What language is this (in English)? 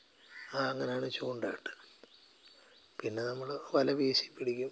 Malayalam